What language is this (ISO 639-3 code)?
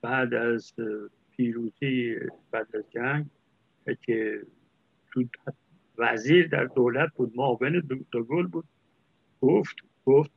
fas